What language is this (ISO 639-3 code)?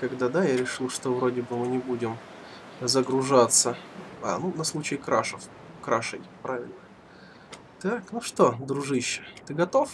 rus